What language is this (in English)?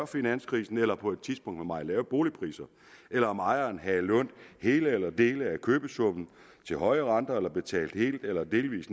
Danish